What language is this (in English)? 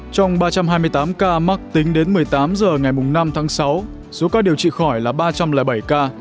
Vietnamese